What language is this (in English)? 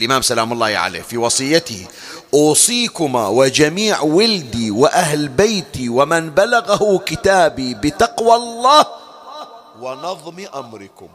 Arabic